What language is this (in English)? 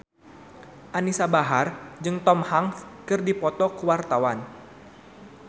Sundanese